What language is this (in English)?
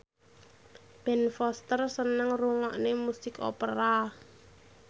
Javanese